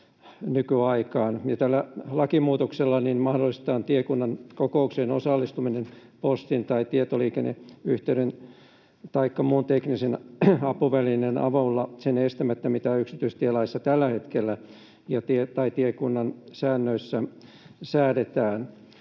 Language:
Finnish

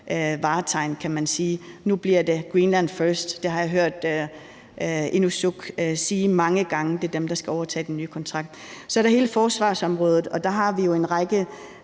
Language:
Danish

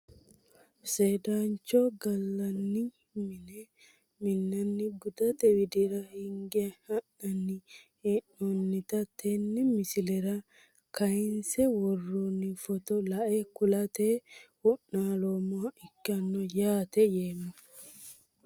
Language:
Sidamo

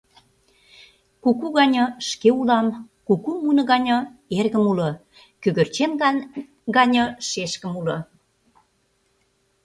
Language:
Mari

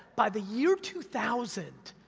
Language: English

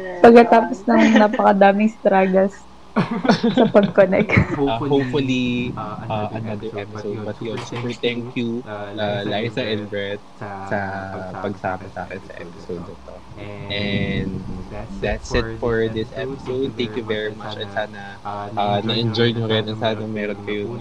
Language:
Filipino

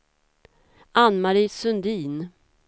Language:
Swedish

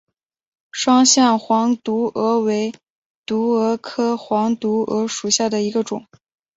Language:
Chinese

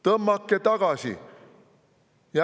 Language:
Estonian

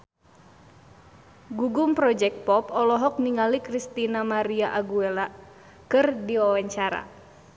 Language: Sundanese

